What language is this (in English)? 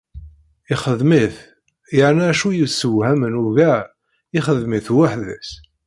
Kabyle